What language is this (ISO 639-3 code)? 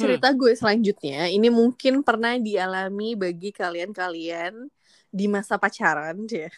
ind